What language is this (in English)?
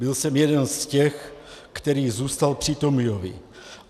Czech